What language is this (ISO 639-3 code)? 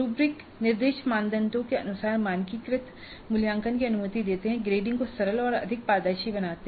hin